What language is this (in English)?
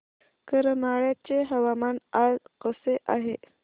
Marathi